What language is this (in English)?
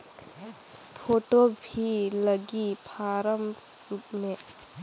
Chhattisgarhi